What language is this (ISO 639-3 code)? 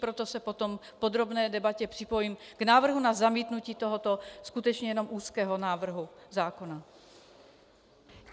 ces